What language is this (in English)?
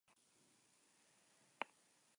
Basque